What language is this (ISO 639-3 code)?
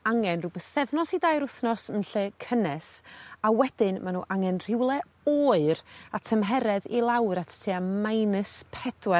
cym